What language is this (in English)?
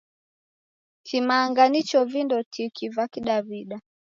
Taita